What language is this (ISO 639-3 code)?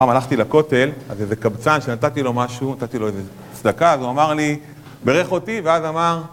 heb